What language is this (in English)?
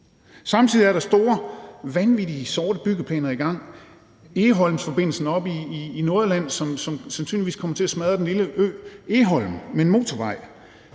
Danish